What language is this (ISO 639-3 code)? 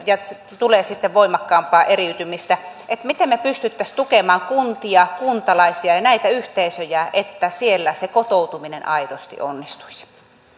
fin